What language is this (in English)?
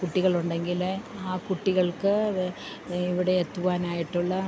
Malayalam